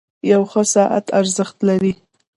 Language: Pashto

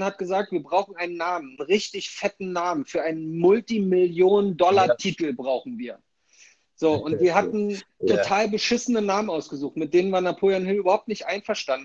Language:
German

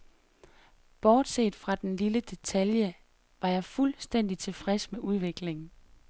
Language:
Danish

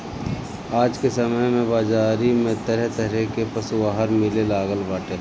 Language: Bhojpuri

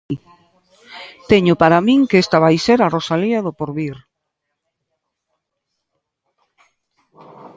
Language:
Galician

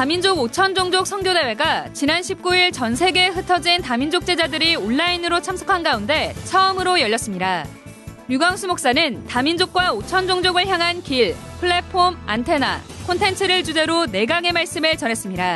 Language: Korean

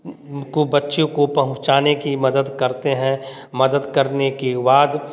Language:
Hindi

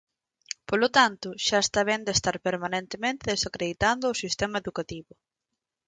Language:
Galician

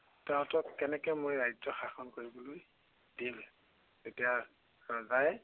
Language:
Assamese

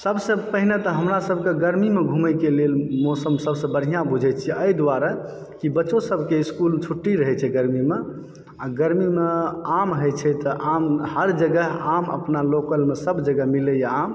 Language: Maithili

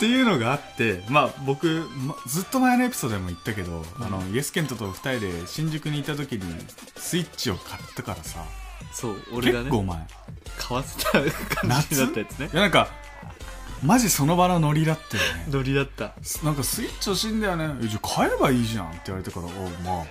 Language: Japanese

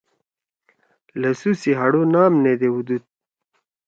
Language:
Torwali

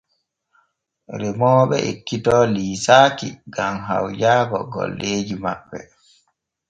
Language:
Borgu Fulfulde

